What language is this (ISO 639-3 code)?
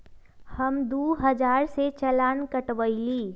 mag